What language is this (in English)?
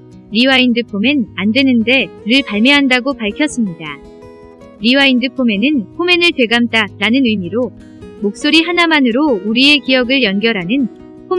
Korean